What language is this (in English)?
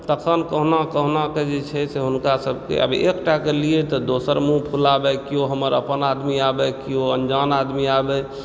Maithili